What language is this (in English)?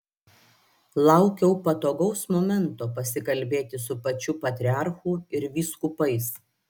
Lithuanian